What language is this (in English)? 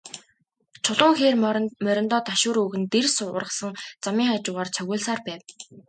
Mongolian